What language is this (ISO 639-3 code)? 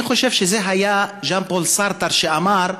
heb